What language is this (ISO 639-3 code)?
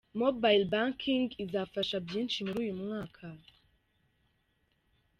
kin